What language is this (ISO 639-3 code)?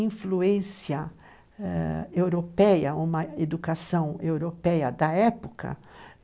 por